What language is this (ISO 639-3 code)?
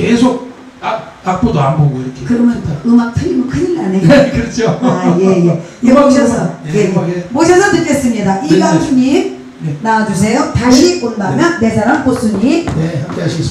kor